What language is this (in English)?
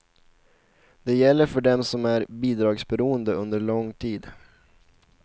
Swedish